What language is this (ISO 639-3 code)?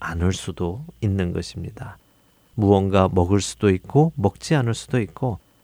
kor